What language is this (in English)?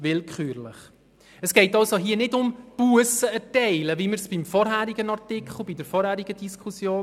Swiss German